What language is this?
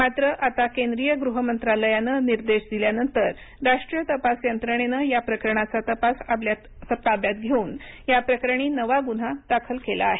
Marathi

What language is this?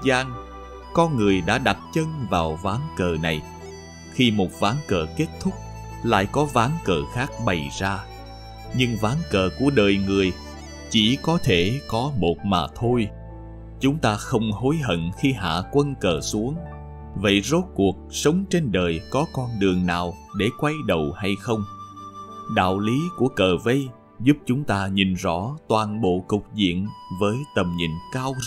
Vietnamese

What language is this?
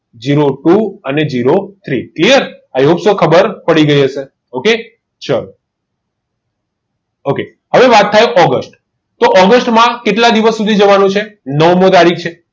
Gujarati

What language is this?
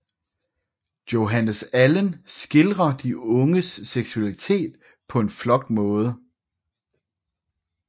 Danish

